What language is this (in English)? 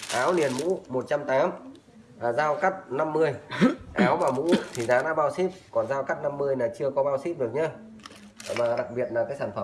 Vietnamese